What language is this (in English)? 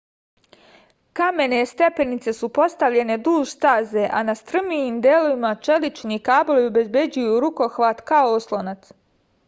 Serbian